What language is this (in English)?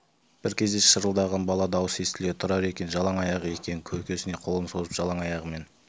Kazakh